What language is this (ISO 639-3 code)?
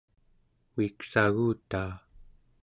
esu